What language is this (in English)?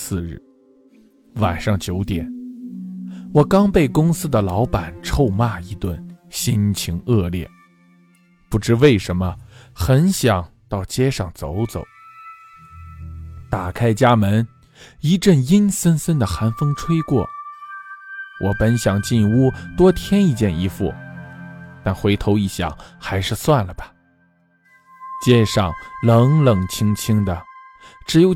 Chinese